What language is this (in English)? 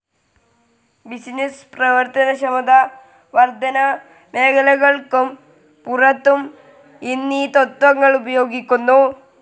Malayalam